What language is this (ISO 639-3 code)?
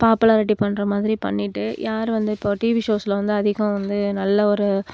tam